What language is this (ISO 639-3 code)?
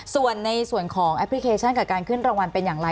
tha